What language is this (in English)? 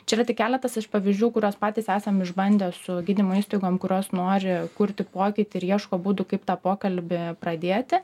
Lithuanian